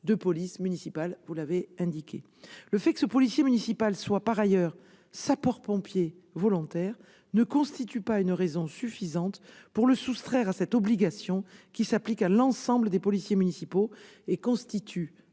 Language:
French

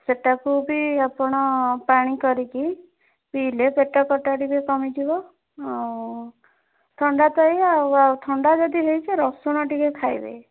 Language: Odia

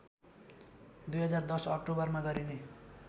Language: Nepali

